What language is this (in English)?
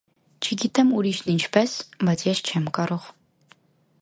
Armenian